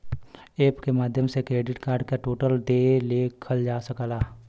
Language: Bhojpuri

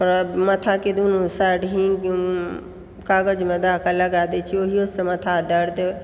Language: Maithili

